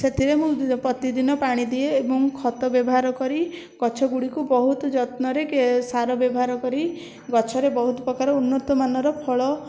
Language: Odia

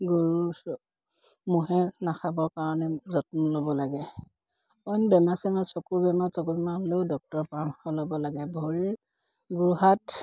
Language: Assamese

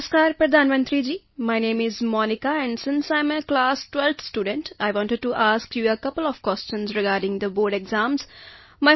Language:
Punjabi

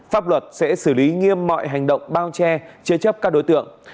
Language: Vietnamese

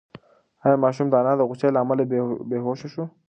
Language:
Pashto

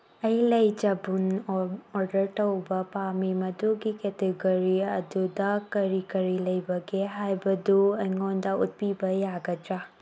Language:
Manipuri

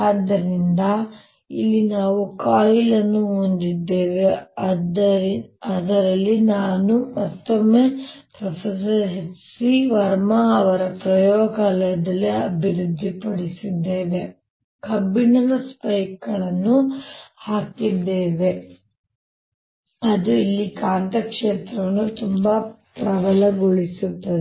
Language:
Kannada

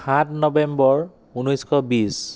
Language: Assamese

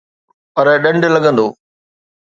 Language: Sindhi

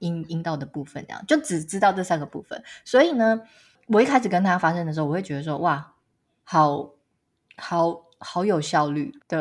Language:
Chinese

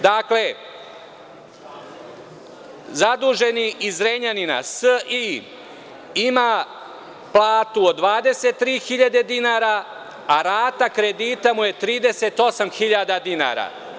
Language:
Serbian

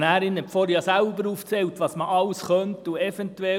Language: Swiss German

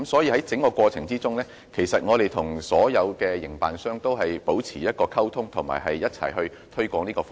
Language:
Cantonese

